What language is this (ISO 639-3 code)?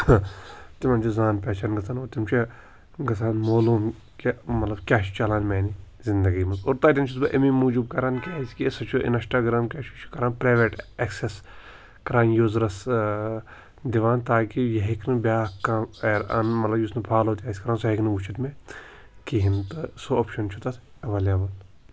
kas